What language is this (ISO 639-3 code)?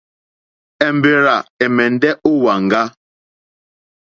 bri